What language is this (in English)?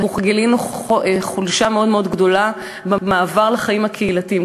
Hebrew